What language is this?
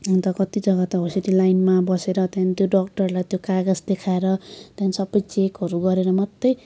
Nepali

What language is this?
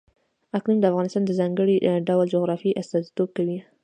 Pashto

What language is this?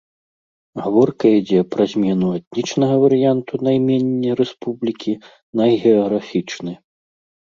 Belarusian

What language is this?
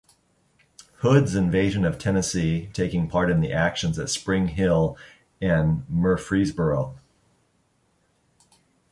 English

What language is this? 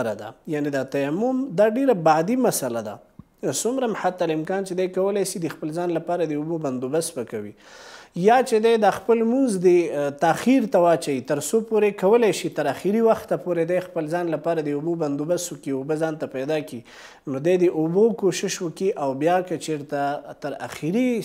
Persian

